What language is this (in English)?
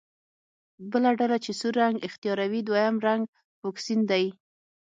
Pashto